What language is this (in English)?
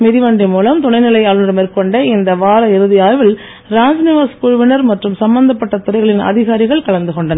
Tamil